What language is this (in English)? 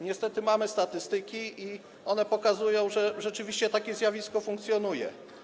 Polish